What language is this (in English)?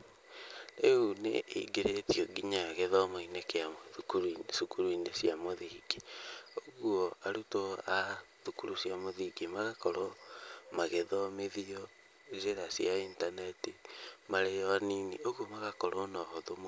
Kikuyu